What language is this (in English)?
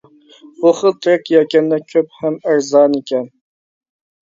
Uyghur